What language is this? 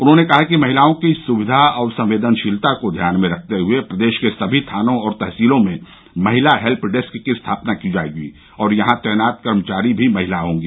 Hindi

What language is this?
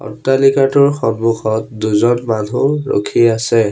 Assamese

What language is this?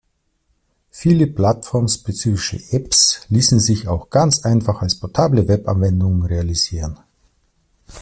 German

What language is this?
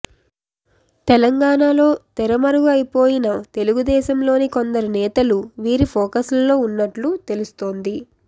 Telugu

